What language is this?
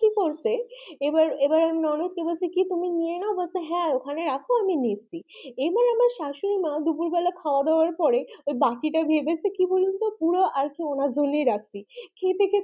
Bangla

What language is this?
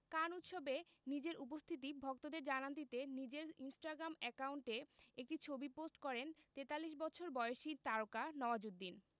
Bangla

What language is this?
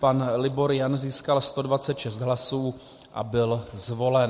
Czech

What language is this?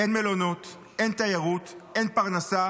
Hebrew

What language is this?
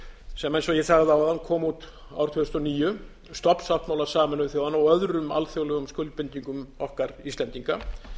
Icelandic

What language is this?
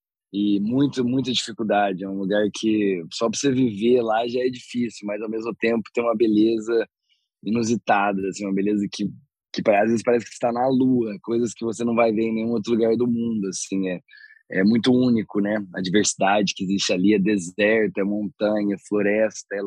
Portuguese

